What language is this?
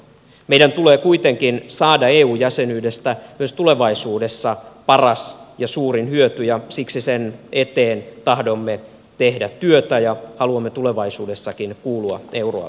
Finnish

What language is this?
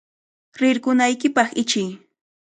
Cajatambo North Lima Quechua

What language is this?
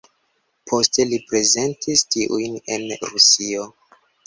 Esperanto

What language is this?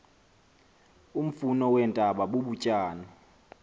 Xhosa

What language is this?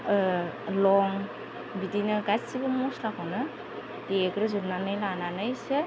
Bodo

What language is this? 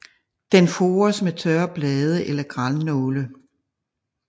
Danish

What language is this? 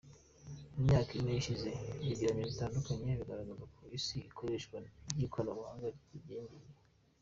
Kinyarwanda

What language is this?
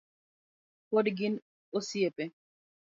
Luo (Kenya and Tanzania)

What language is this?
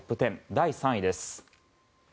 Japanese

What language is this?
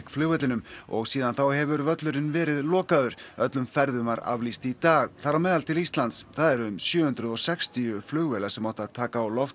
Icelandic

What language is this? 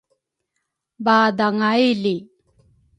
Rukai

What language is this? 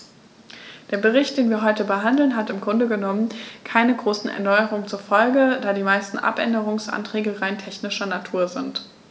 German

